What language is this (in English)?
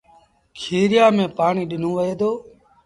Sindhi Bhil